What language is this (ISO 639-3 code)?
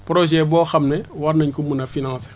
wol